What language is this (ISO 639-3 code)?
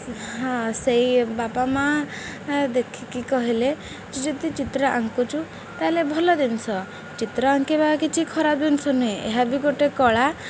ori